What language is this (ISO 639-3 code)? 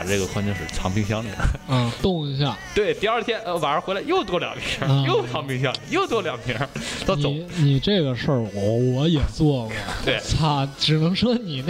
zho